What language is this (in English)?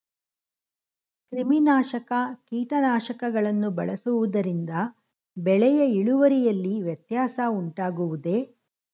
Kannada